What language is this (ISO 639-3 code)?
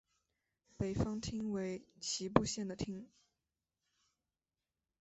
zho